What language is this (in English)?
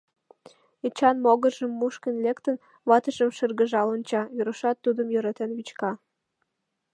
Mari